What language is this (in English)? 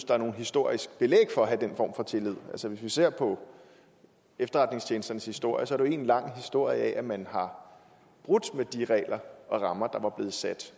Danish